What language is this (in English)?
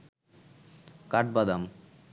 Bangla